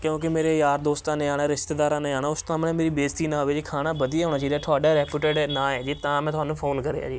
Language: Punjabi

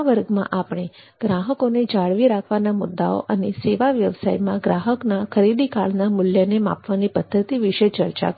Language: Gujarati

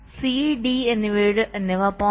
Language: Malayalam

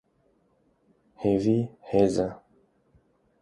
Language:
Kurdish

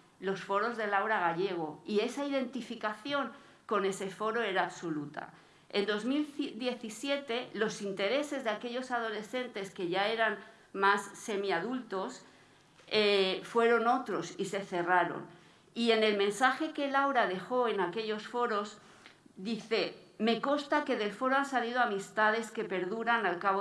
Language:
Spanish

